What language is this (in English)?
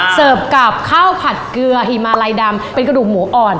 Thai